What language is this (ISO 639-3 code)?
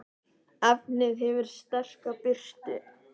isl